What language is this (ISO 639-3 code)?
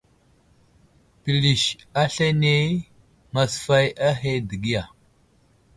udl